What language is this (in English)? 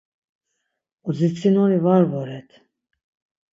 Laz